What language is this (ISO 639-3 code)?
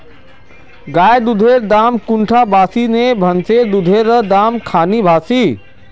mag